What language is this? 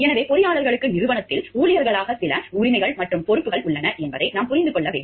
Tamil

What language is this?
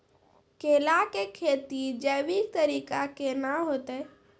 Maithili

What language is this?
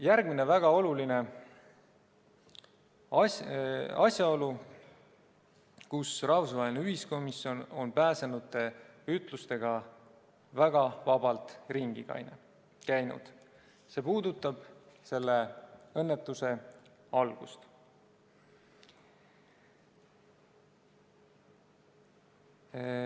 Estonian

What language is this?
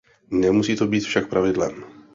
Czech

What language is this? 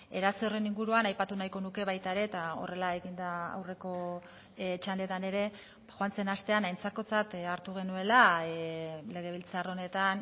Basque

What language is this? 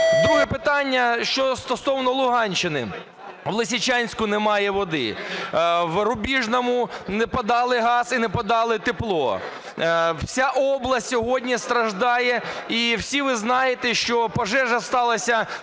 Ukrainian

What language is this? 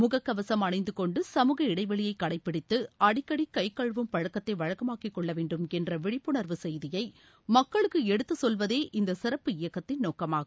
Tamil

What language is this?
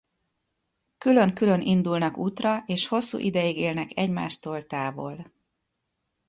Hungarian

